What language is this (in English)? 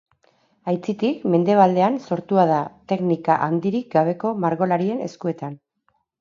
Basque